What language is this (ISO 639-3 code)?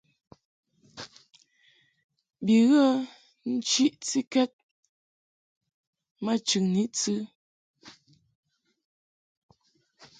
mhk